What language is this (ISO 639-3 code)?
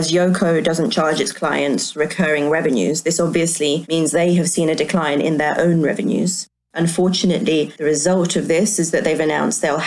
eng